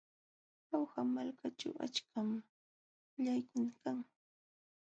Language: Jauja Wanca Quechua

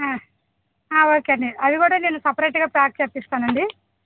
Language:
Telugu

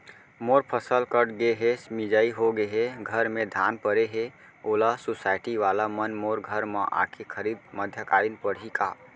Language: Chhattisgarhi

